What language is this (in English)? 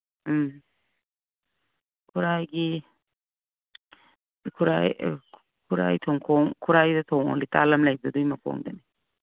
Manipuri